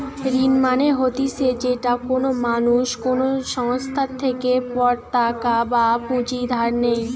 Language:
Bangla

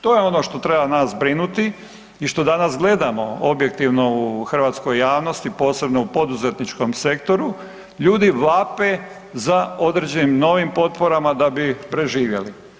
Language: Croatian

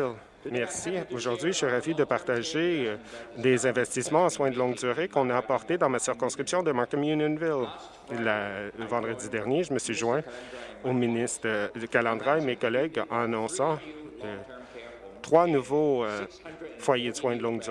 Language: French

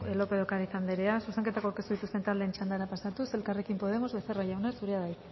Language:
Basque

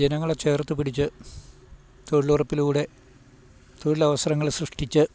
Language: Malayalam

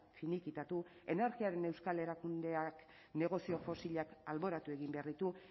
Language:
Basque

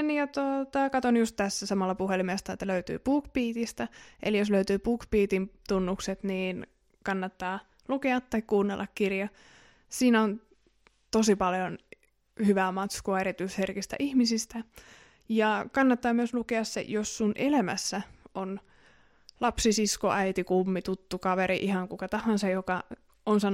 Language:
Finnish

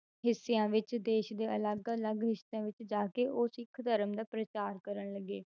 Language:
Punjabi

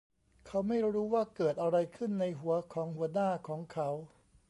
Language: Thai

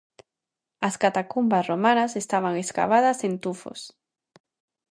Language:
Galician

